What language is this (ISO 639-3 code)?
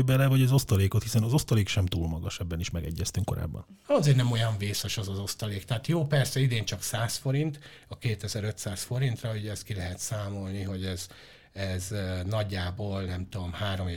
hun